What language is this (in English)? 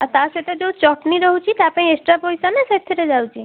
Odia